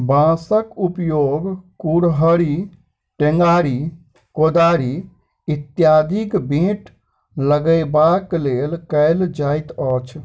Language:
Maithili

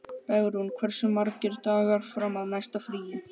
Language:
Icelandic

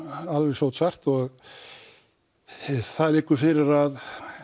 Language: Icelandic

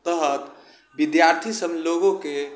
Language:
Maithili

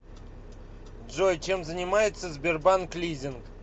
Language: Russian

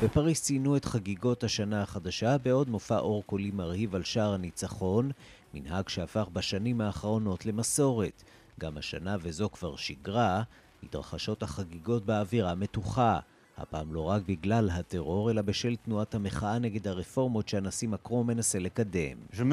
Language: Hebrew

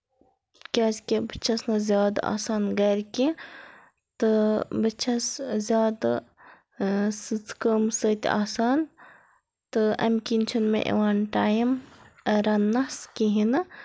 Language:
Kashmiri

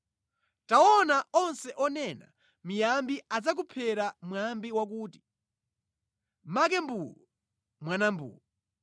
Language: Nyanja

